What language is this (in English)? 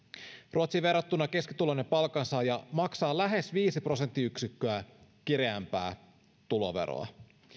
Finnish